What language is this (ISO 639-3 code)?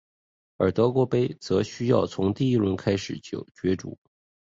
zho